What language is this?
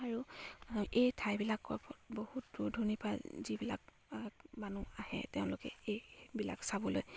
Assamese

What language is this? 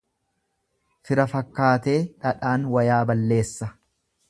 Oromo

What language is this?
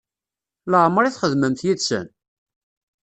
Kabyle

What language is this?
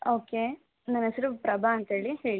Kannada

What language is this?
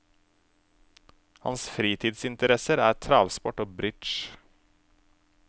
Norwegian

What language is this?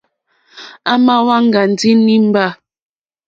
Mokpwe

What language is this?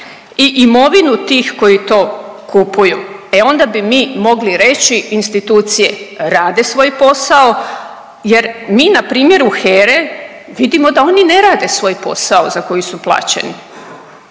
Croatian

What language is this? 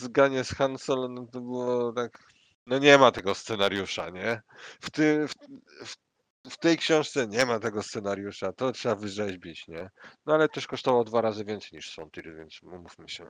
Polish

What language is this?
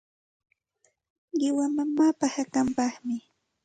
Santa Ana de Tusi Pasco Quechua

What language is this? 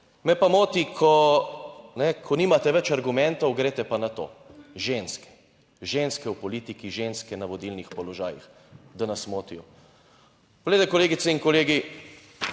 Slovenian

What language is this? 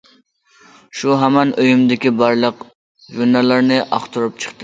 Uyghur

